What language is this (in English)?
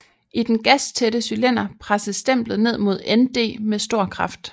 Danish